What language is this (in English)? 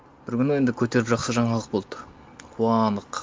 Kazakh